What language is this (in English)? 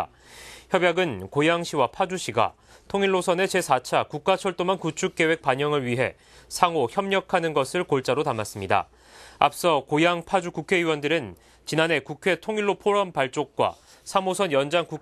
Korean